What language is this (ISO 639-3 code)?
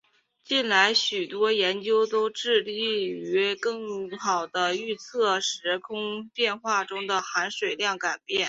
zho